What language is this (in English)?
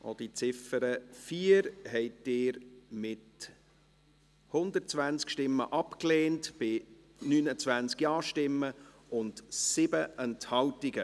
Swiss German